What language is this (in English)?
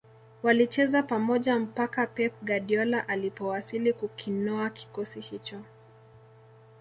Swahili